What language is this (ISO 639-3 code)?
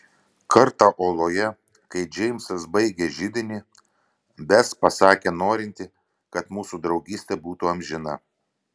lit